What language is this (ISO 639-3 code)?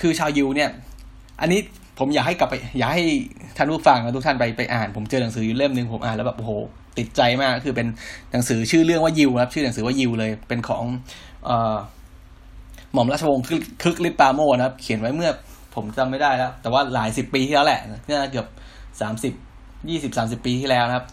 tha